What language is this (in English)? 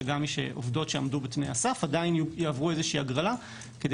Hebrew